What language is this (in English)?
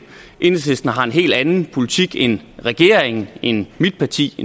Danish